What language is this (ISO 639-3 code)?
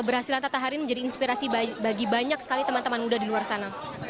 ind